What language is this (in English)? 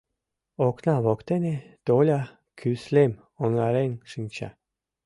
Mari